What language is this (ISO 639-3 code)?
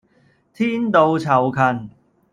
yue